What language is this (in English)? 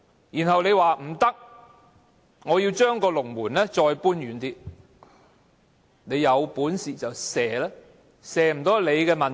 Cantonese